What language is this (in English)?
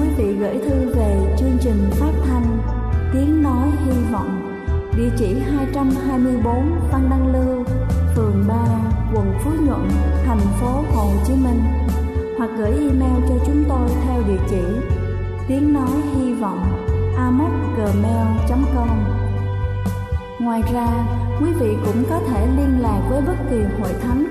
Vietnamese